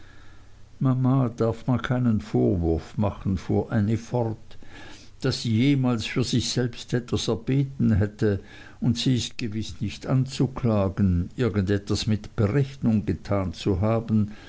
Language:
German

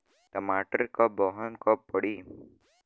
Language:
Bhojpuri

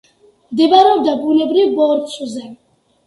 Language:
Georgian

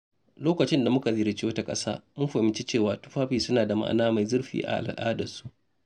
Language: Hausa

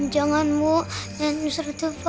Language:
Indonesian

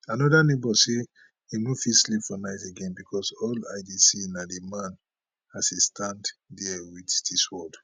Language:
Nigerian Pidgin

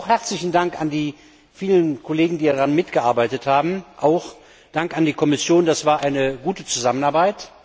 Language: German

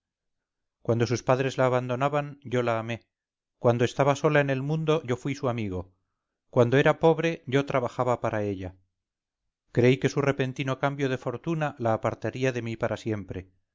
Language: Spanish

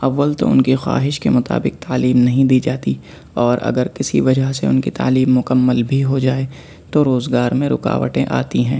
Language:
Urdu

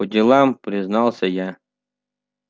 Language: Russian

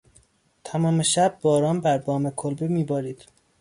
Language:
Persian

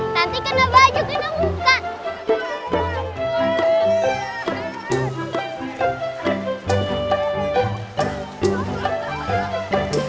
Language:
Indonesian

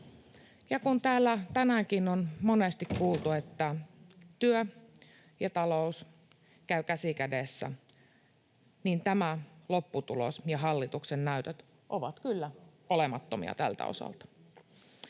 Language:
Finnish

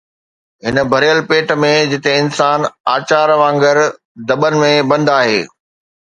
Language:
Sindhi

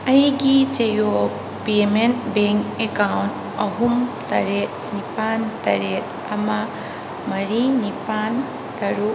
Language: Manipuri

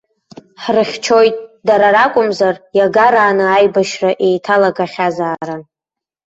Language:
Abkhazian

